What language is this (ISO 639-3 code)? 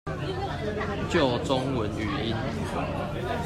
zho